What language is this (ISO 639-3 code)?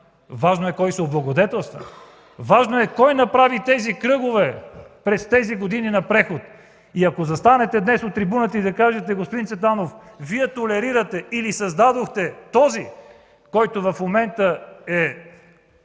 bul